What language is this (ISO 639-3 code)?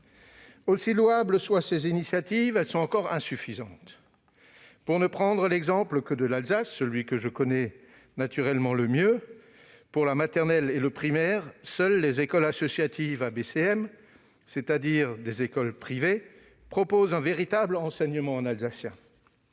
fra